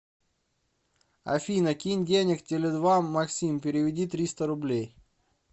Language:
Russian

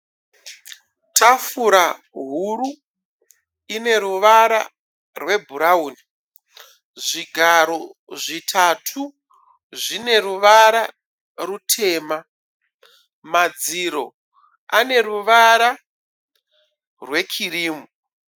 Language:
Shona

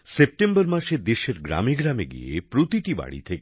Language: Bangla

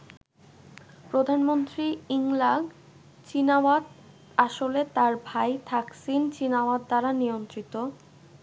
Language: Bangla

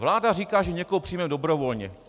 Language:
Czech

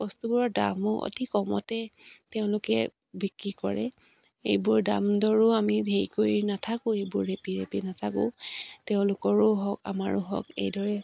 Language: Assamese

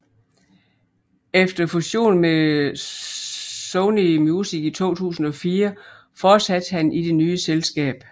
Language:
Danish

